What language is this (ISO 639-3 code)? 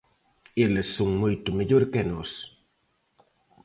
glg